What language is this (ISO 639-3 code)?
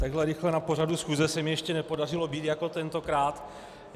ces